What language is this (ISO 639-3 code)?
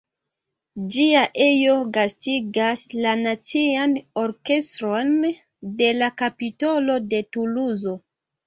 epo